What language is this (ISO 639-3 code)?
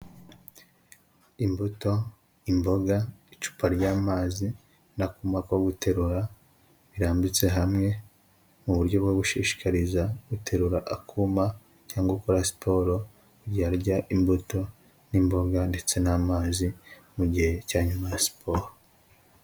kin